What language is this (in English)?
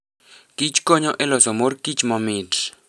Luo (Kenya and Tanzania)